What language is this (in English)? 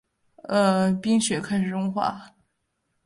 Chinese